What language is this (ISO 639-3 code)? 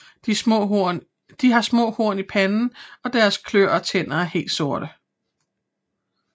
dan